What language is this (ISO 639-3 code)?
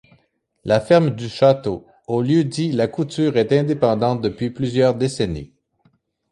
fra